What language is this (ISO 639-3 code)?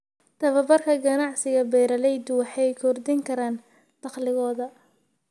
som